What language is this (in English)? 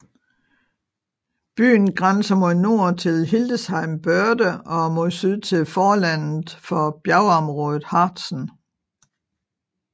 Danish